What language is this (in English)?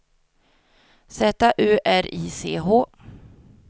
Swedish